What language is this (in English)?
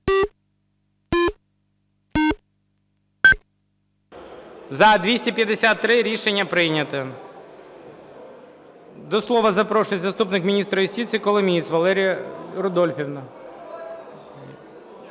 Ukrainian